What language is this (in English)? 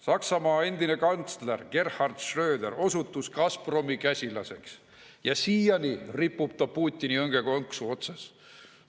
Estonian